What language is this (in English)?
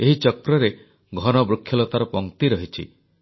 Odia